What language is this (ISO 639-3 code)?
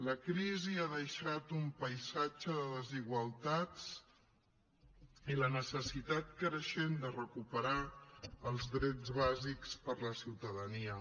cat